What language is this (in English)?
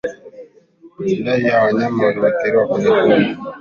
Swahili